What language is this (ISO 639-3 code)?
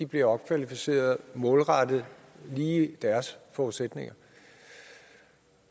dan